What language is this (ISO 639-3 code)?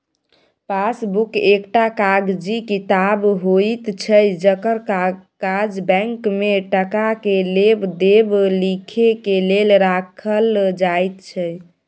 mai